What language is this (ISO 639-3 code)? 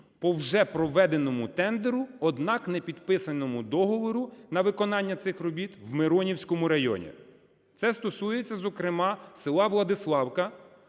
ukr